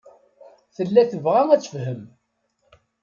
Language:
Kabyle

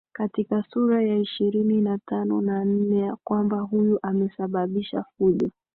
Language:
Swahili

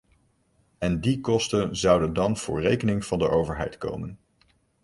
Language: Dutch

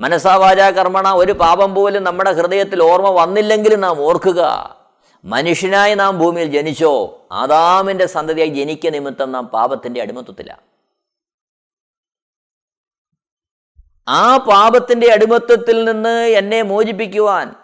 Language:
Malayalam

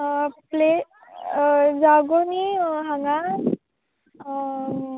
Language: Konkani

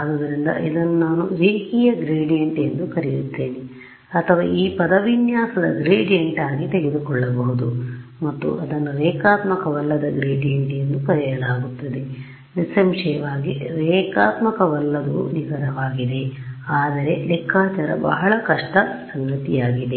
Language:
Kannada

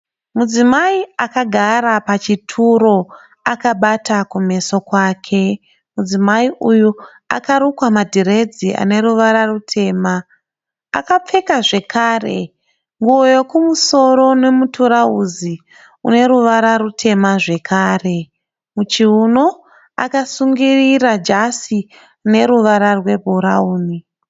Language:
Shona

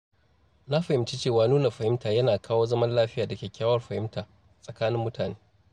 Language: Hausa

